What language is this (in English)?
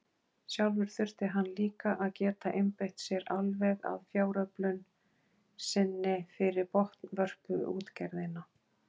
Icelandic